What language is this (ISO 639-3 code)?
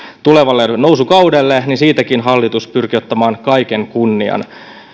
fin